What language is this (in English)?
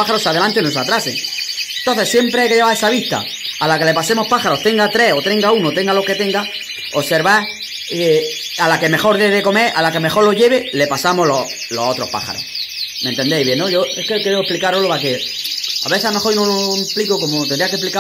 Spanish